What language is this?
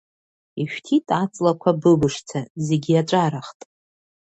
Abkhazian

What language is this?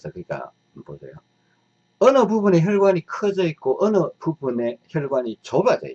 Korean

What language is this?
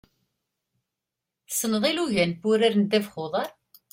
Kabyle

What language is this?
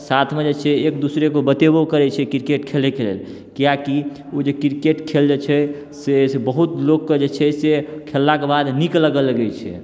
Maithili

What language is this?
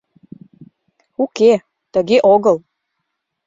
Mari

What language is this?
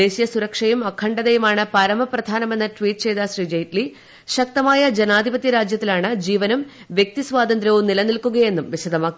Malayalam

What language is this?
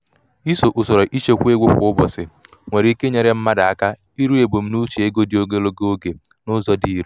Igbo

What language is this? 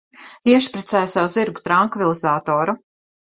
Latvian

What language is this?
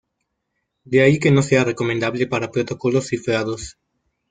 Spanish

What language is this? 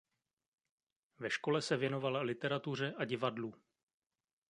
Czech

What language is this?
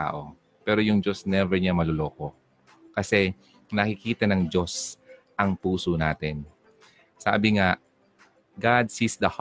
Filipino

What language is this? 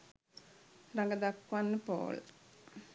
Sinhala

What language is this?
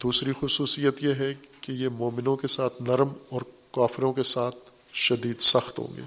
Urdu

